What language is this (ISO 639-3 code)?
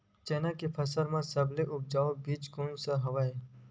hne